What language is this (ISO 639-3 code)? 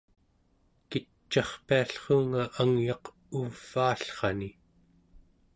esu